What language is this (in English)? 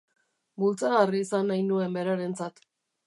Basque